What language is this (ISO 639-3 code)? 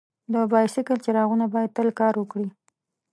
pus